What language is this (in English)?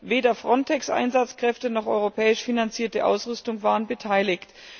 German